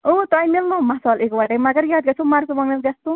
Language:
Kashmiri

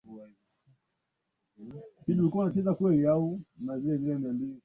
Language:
Swahili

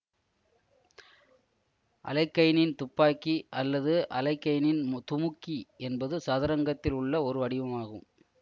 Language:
Tamil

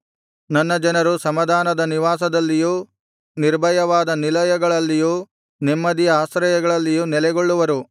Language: Kannada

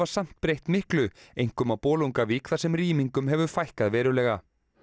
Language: Icelandic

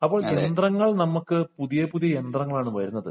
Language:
Malayalam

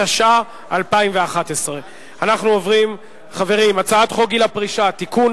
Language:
Hebrew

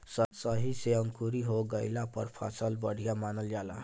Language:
Bhojpuri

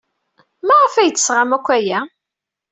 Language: Kabyle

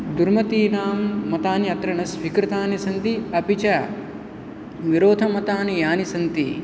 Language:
Sanskrit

